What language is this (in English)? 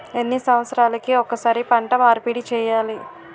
Telugu